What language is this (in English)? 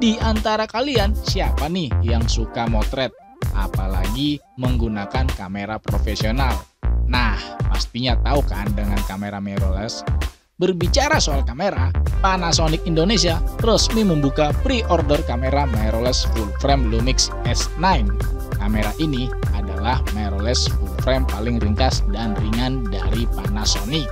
Indonesian